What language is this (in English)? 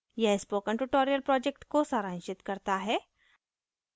Hindi